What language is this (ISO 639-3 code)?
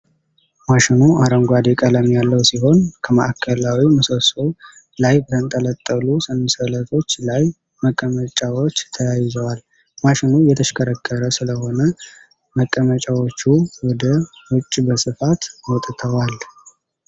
amh